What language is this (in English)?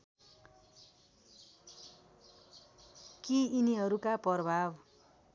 Nepali